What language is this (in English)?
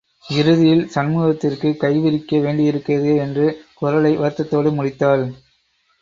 Tamil